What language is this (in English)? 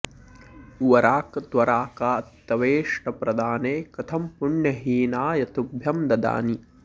Sanskrit